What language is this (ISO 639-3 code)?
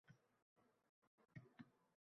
uzb